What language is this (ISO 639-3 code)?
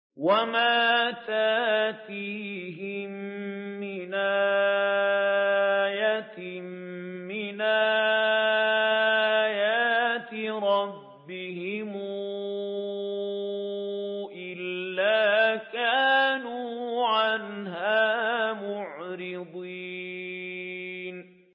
ara